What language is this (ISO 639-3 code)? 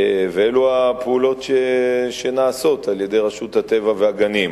heb